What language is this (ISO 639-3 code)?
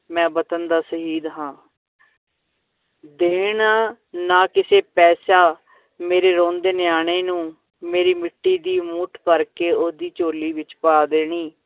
pan